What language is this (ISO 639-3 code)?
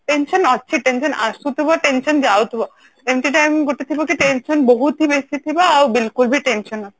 ori